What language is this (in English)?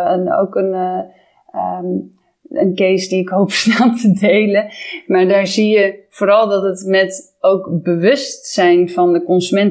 Dutch